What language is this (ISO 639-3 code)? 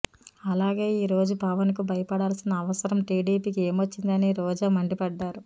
tel